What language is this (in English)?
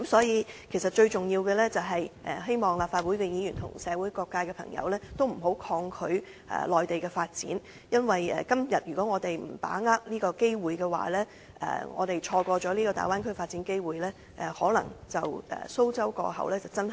Cantonese